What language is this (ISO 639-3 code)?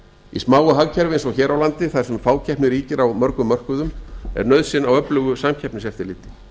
isl